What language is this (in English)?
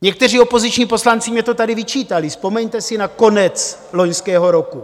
Czech